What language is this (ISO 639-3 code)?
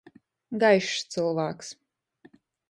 ltg